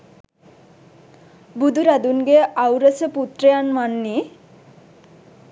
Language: Sinhala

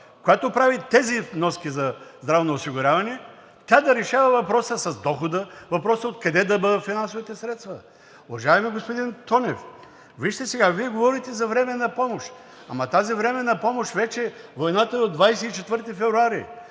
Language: Bulgarian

